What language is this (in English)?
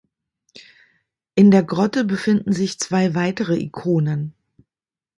German